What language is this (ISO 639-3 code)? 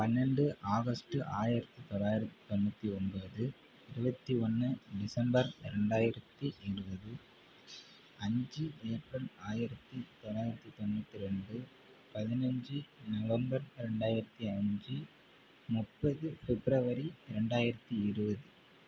tam